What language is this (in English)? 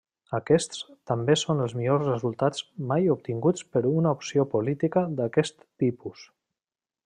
Catalan